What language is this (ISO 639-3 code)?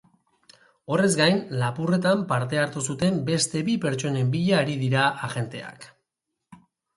eus